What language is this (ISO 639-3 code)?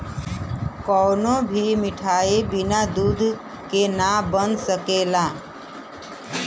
bho